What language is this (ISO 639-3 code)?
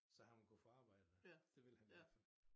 dan